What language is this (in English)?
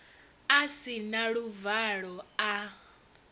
Venda